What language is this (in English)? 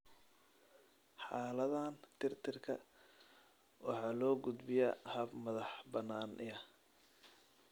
Somali